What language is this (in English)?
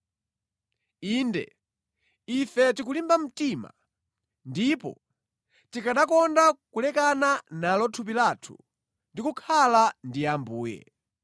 Nyanja